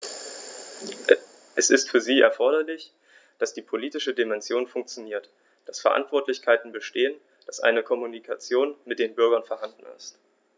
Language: German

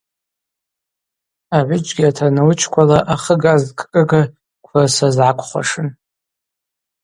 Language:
Abaza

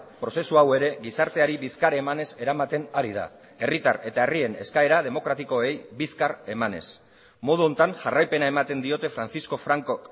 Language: Basque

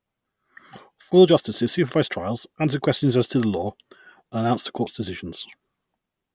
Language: English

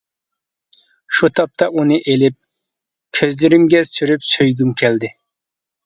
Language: Uyghur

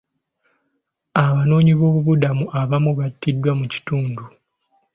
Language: Ganda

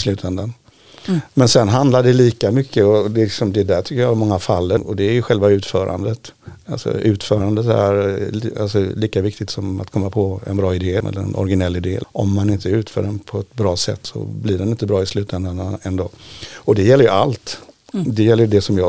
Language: Swedish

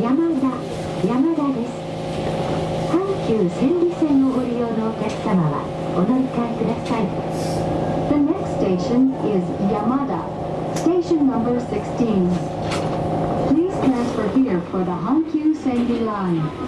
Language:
Japanese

